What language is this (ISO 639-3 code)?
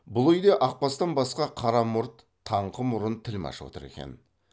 kaz